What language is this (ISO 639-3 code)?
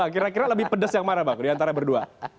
ind